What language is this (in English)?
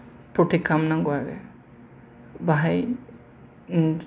Bodo